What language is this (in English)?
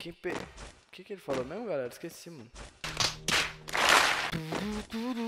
Portuguese